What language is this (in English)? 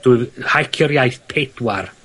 Welsh